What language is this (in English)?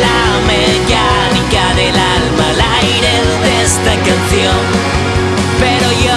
Spanish